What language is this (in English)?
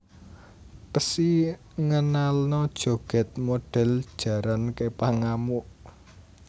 Javanese